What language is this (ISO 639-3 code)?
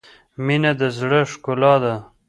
pus